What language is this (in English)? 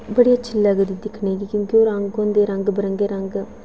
Dogri